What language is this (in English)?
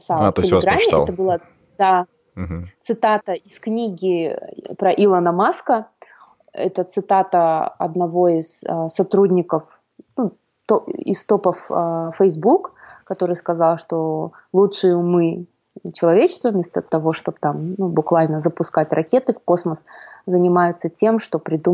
Russian